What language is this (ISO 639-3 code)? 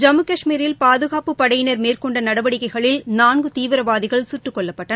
tam